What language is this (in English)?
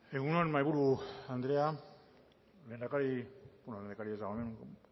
Basque